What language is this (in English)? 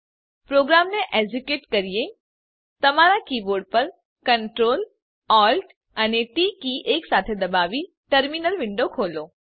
Gujarati